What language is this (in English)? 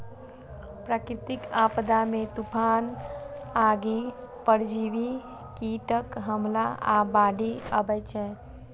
Maithili